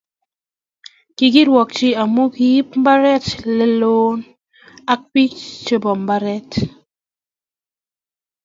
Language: Kalenjin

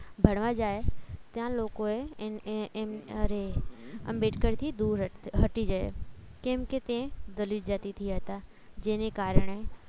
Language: Gujarati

